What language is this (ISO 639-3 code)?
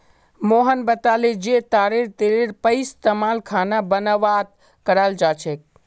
mag